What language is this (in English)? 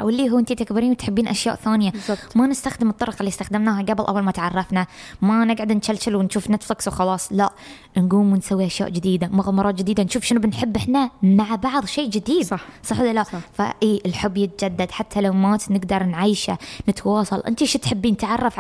Arabic